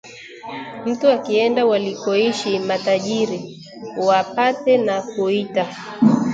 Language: Swahili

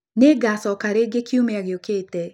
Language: Kikuyu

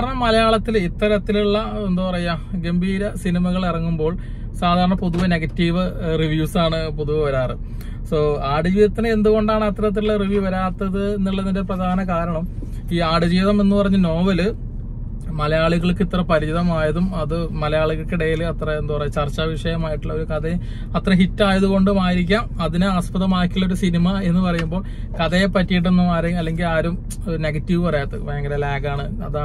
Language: Malayalam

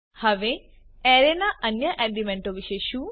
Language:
Gujarati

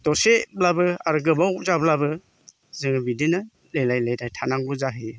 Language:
Bodo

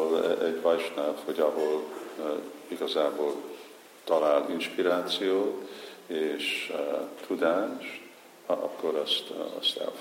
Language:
Hungarian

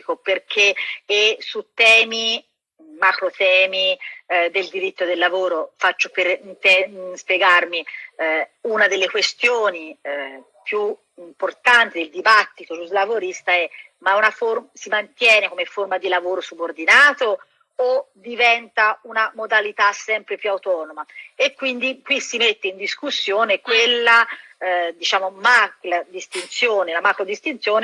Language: Italian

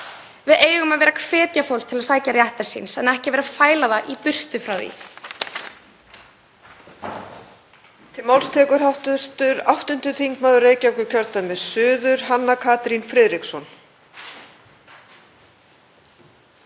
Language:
Icelandic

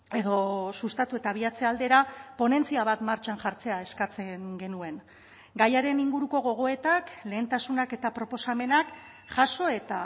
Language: Basque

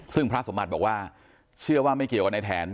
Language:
Thai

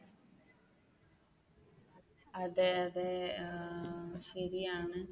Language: Malayalam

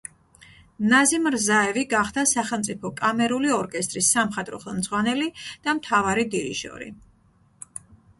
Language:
Georgian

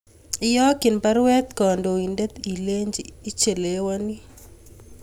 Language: Kalenjin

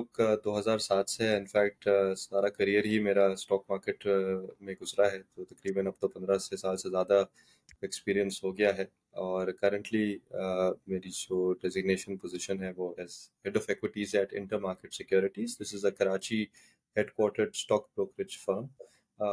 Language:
Urdu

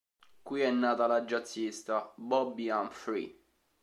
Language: Italian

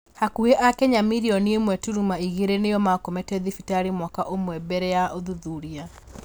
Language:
Kikuyu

